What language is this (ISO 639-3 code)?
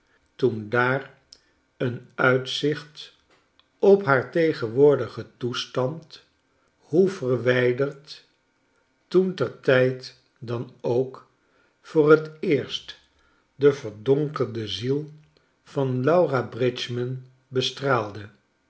nld